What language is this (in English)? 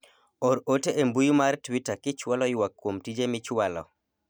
Luo (Kenya and Tanzania)